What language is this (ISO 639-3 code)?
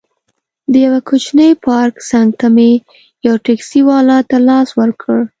pus